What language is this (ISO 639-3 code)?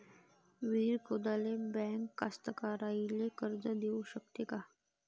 mar